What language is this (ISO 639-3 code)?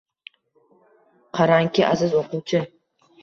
uzb